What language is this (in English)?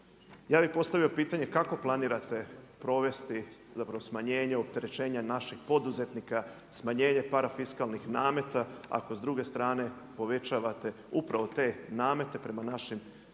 Croatian